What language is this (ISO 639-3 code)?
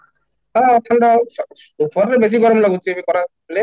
ori